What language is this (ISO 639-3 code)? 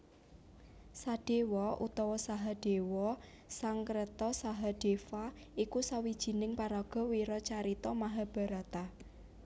jav